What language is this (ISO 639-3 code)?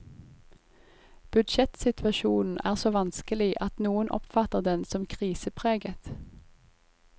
nor